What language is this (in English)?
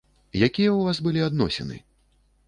Belarusian